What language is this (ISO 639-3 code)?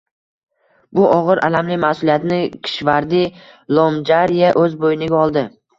uzb